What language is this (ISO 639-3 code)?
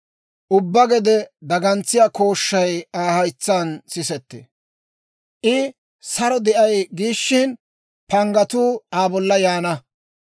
dwr